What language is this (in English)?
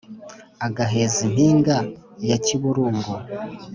Kinyarwanda